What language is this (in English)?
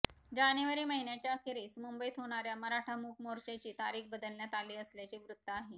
Marathi